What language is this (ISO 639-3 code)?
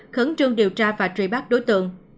vie